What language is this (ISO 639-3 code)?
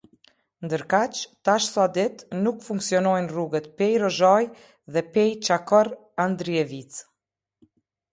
sqi